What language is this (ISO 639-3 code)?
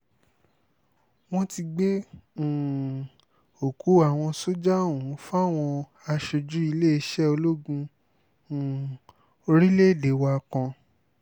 yor